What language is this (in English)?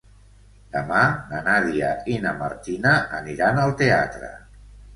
Catalan